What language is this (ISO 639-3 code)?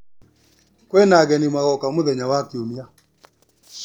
kik